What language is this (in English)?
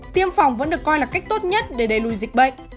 Vietnamese